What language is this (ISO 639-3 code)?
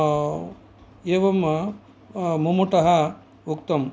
san